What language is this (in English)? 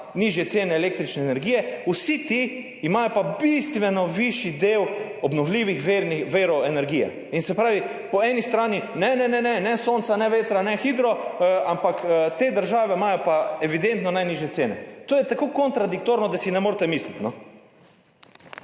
Slovenian